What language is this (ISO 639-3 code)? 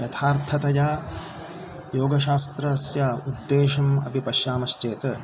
san